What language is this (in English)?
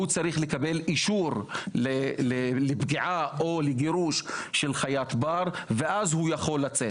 Hebrew